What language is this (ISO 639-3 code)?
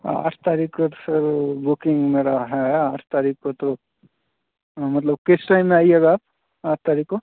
hin